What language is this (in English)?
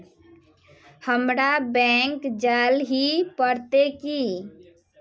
Magahi